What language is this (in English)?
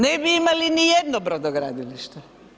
Croatian